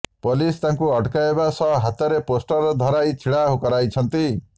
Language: Odia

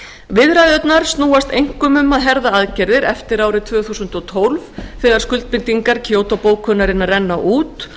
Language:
Icelandic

